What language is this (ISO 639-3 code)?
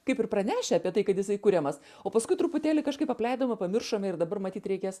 lit